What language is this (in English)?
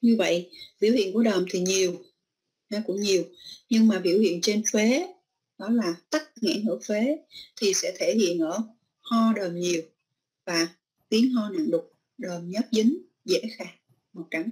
Vietnamese